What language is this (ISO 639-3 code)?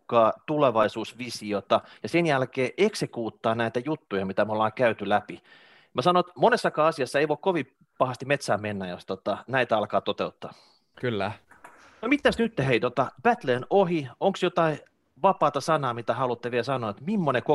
fin